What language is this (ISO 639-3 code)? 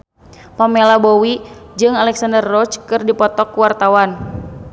sun